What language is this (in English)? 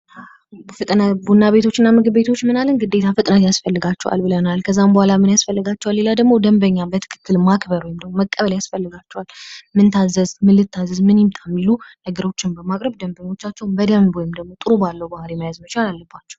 Amharic